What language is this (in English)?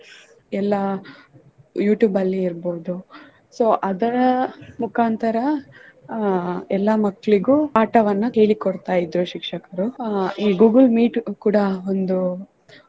Kannada